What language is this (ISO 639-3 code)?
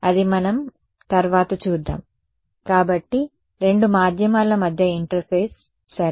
tel